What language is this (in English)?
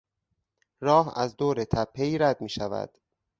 Persian